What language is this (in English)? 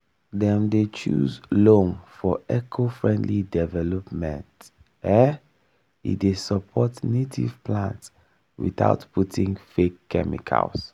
Nigerian Pidgin